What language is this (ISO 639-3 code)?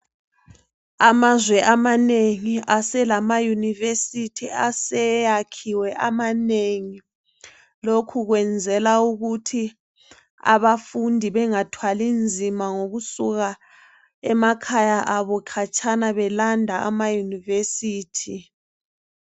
nde